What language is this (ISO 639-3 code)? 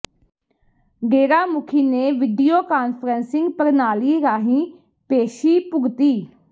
pan